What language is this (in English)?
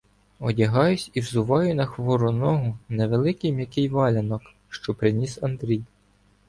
Ukrainian